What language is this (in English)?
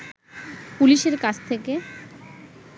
Bangla